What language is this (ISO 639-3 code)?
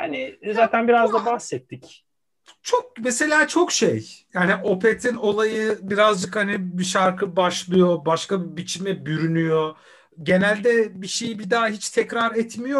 tur